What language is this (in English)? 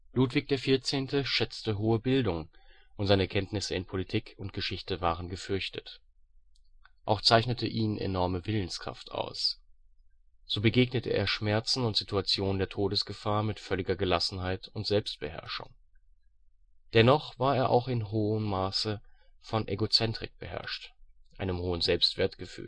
German